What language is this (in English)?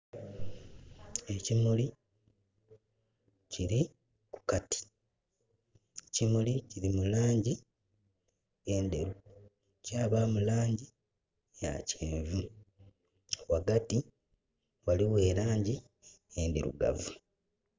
Soga